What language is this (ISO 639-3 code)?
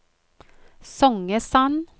nor